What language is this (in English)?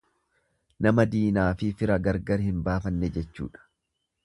Oromo